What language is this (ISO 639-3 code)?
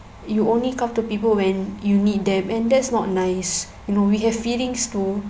eng